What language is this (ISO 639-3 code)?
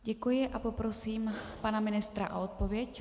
ces